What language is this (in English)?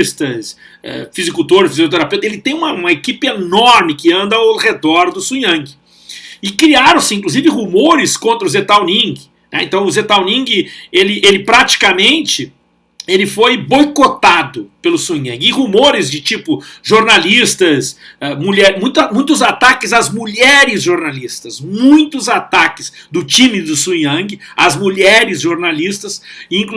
Portuguese